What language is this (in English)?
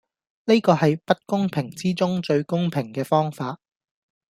Cantonese